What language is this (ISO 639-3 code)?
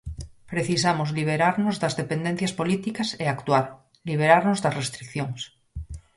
glg